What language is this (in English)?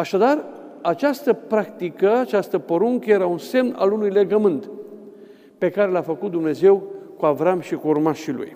Romanian